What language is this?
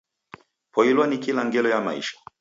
Taita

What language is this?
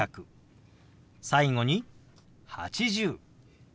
Japanese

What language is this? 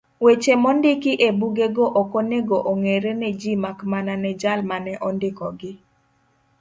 Luo (Kenya and Tanzania)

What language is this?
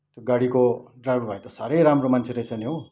Nepali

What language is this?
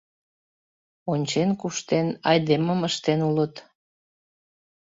Mari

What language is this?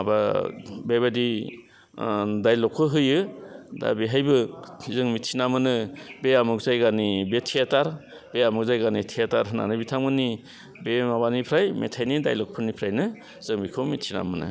Bodo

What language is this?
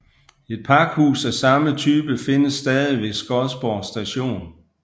Danish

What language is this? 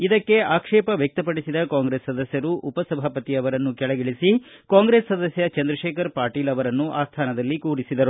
Kannada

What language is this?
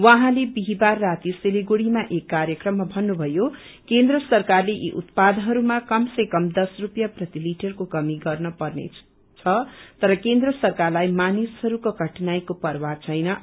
Nepali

